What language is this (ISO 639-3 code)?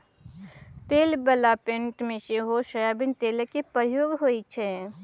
mai